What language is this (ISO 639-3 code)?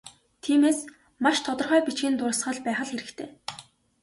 mon